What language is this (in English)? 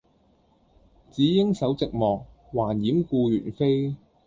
Cantonese